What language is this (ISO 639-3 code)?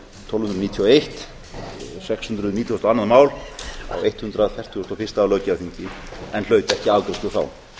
isl